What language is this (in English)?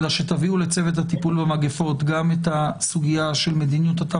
Hebrew